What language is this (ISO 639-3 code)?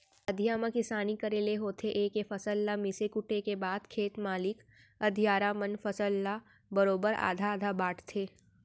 hne